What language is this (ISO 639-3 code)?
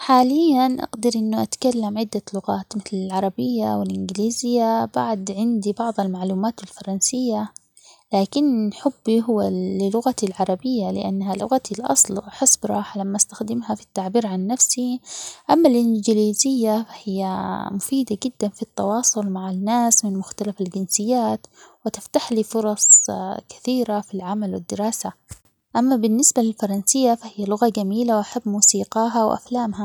acx